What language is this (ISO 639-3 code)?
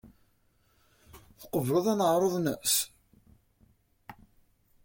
kab